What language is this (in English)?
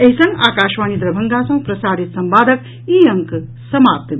Maithili